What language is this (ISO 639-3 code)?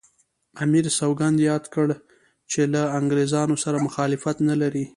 pus